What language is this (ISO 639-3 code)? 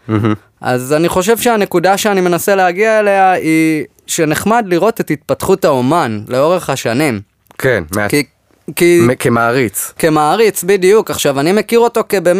heb